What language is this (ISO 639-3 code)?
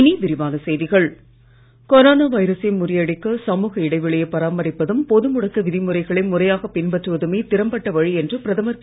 tam